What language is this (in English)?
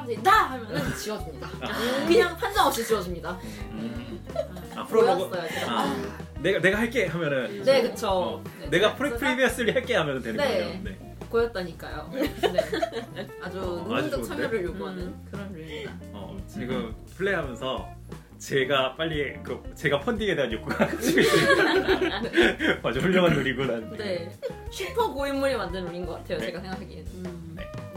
Korean